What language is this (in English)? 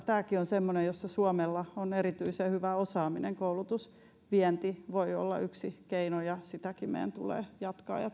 Finnish